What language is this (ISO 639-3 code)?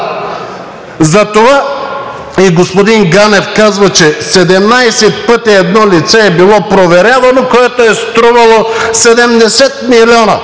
bul